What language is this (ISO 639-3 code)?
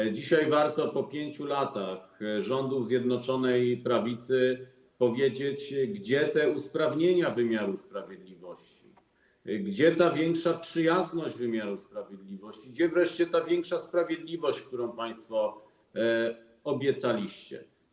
pol